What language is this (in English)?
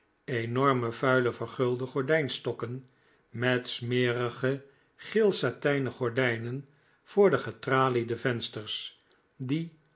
Dutch